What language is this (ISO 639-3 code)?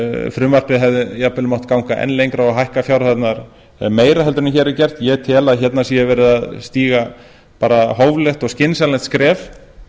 isl